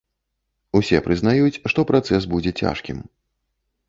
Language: Belarusian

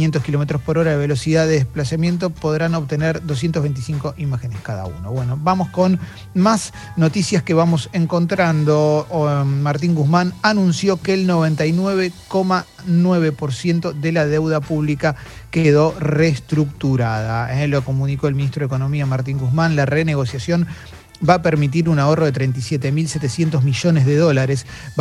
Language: Spanish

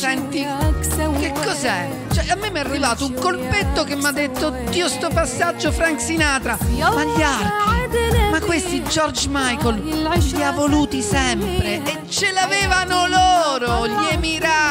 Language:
Italian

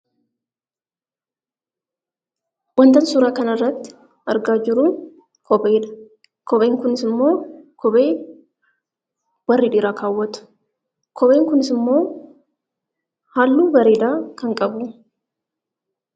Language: Oromo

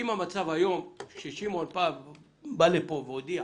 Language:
Hebrew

